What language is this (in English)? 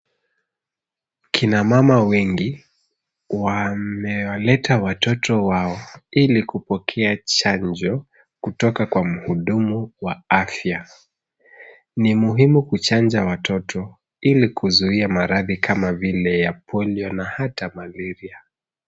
Swahili